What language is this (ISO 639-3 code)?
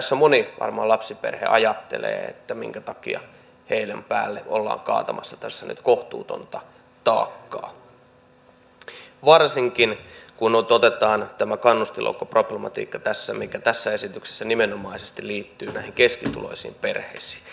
fin